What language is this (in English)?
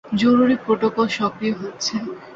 Bangla